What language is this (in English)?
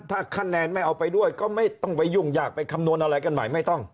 Thai